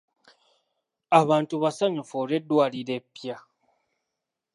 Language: Ganda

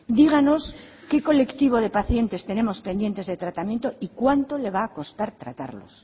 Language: Spanish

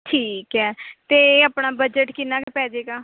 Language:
Punjabi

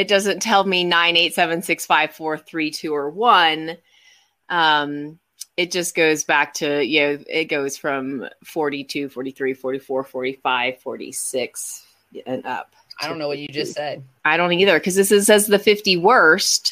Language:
English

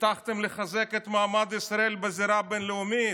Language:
Hebrew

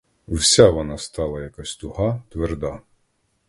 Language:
Ukrainian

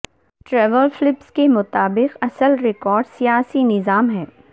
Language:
Urdu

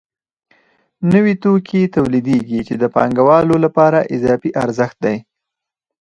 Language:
Pashto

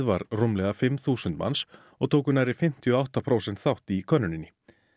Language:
Icelandic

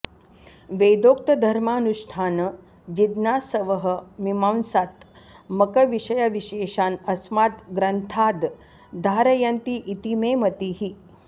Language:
Sanskrit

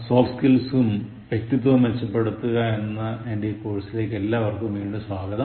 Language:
Malayalam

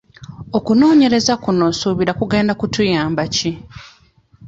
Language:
Ganda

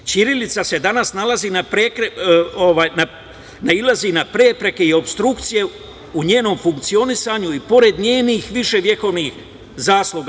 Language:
Serbian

